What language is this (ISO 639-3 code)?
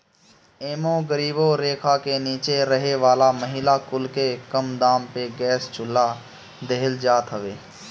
bho